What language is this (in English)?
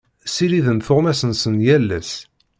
Kabyle